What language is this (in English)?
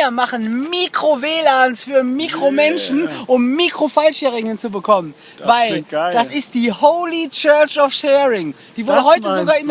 German